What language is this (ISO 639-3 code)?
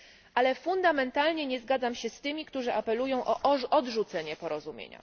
pol